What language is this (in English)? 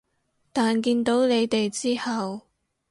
Cantonese